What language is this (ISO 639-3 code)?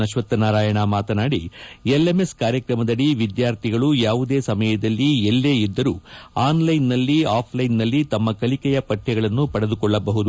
kan